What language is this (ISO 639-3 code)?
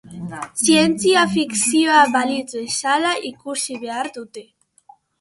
eus